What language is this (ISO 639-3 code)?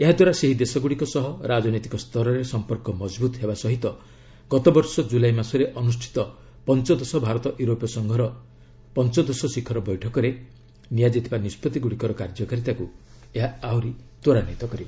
ori